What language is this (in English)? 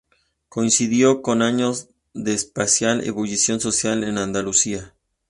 Spanish